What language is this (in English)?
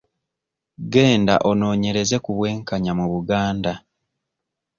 Ganda